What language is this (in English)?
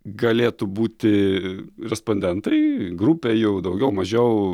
Lithuanian